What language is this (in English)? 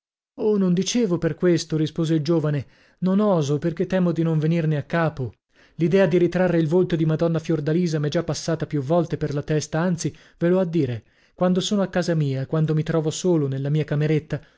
Italian